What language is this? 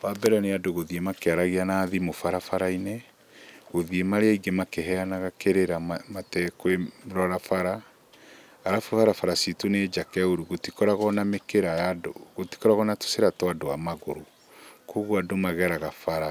Kikuyu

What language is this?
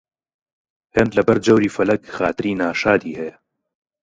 Central Kurdish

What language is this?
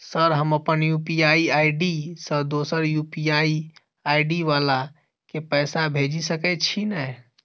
Maithili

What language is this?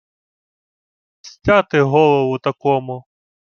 Ukrainian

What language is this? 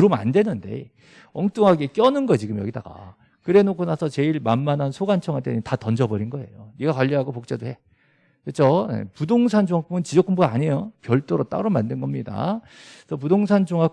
Korean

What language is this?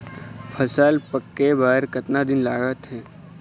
Chhattisgarhi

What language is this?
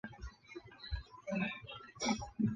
Chinese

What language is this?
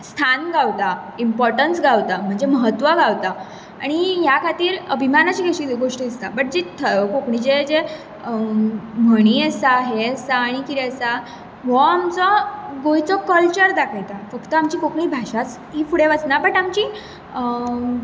Konkani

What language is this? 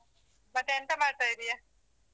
Kannada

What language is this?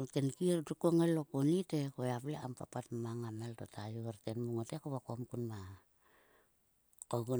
Sulka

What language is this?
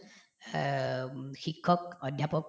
Assamese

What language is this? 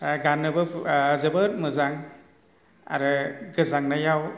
Bodo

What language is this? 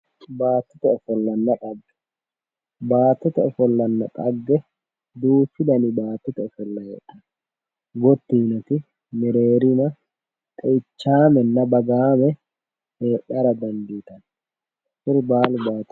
Sidamo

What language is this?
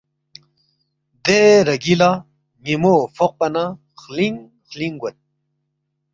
Balti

